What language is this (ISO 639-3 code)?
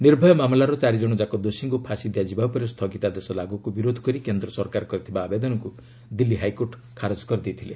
ori